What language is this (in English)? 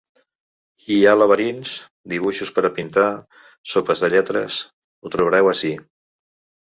Catalan